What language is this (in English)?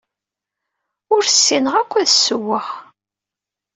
Kabyle